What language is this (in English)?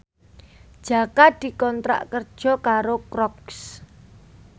Javanese